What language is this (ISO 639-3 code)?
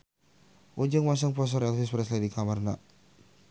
sun